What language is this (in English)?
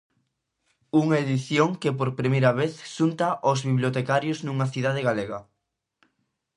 Galician